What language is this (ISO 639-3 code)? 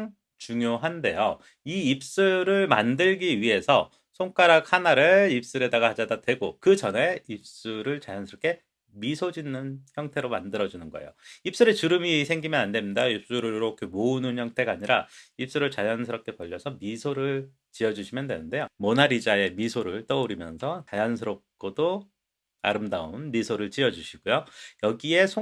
kor